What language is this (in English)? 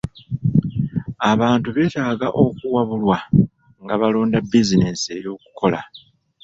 Ganda